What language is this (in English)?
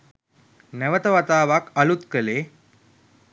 Sinhala